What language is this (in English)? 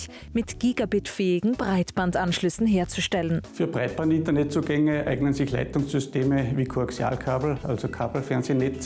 German